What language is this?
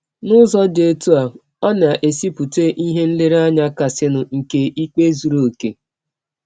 Igbo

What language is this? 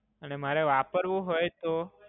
Gujarati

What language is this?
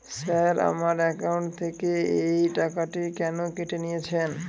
Bangla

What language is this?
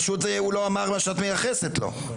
Hebrew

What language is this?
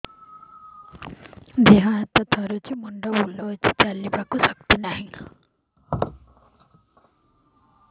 Odia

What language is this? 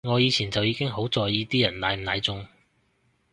Cantonese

